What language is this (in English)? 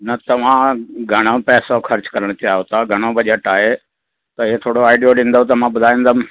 Sindhi